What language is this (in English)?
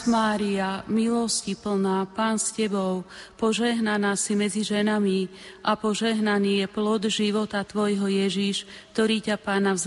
Slovak